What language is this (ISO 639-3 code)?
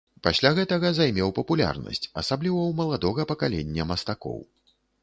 bel